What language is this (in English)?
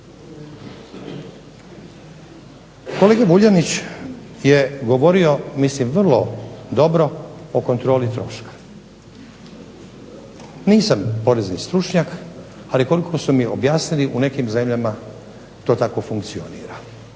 Croatian